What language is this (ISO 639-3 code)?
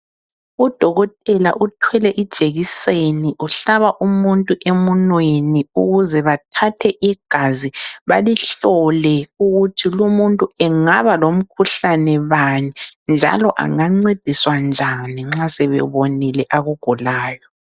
nde